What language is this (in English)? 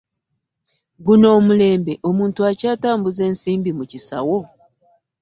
Ganda